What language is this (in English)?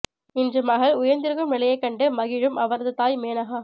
Tamil